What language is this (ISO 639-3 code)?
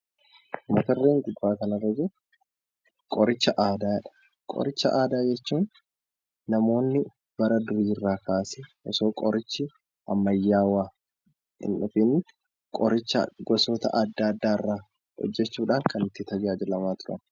orm